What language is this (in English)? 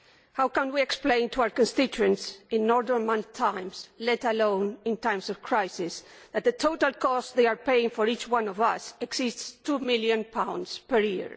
English